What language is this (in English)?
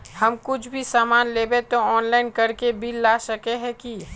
Magahi